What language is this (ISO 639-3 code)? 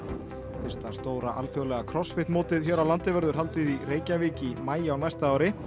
isl